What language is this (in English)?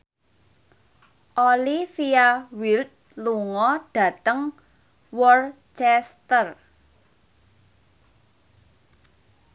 Javanese